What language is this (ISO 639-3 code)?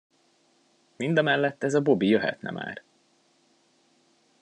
hun